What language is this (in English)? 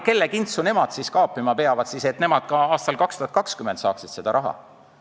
Estonian